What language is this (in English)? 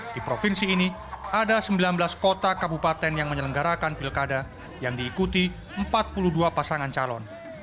Indonesian